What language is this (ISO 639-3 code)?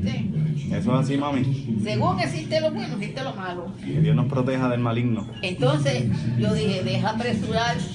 spa